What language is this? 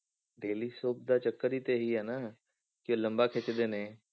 Punjabi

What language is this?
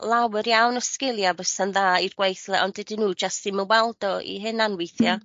Welsh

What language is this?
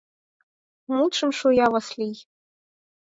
Mari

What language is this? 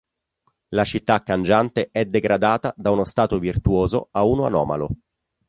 Italian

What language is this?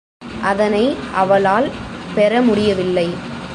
Tamil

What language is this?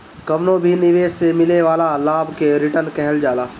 Bhojpuri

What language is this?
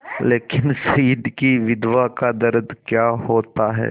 Hindi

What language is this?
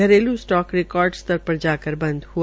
Hindi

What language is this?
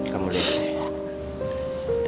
Indonesian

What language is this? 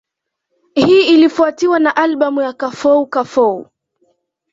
Swahili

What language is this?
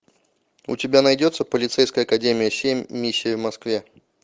Russian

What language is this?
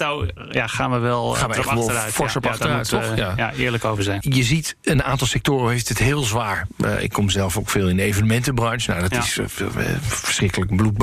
Dutch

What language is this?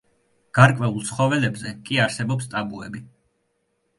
Georgian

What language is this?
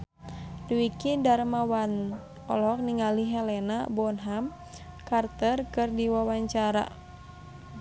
Sundanese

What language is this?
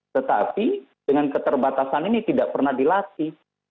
Indonesian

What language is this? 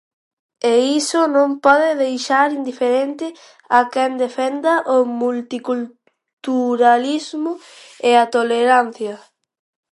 Galician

